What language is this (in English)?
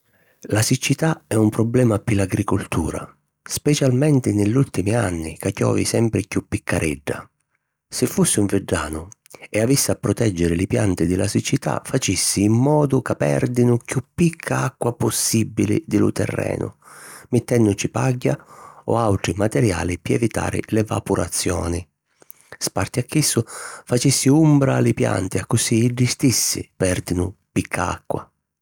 Sicilian